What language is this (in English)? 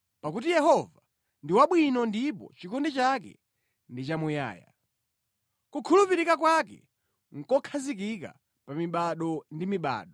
Nyanja